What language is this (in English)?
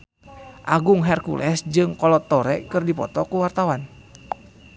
Sundanese